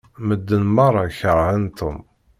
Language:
Kabyle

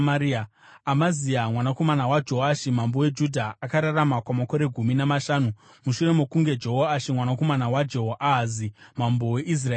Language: Shona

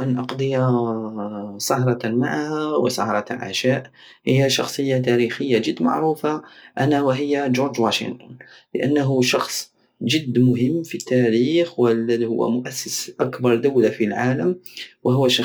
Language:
Algerian Saharan Arabic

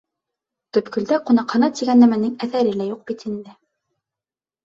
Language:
Bashkir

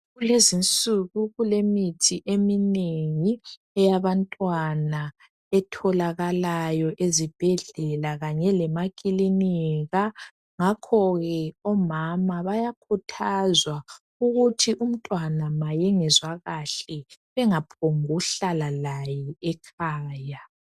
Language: North Ndebele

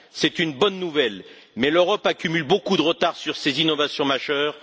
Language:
French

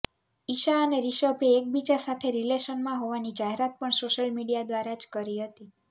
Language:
Gujarati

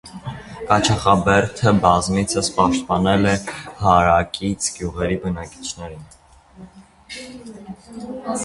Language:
Armenian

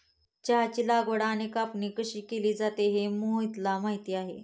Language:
Marathi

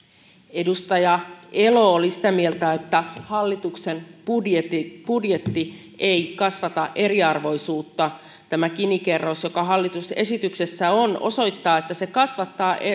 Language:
Finnish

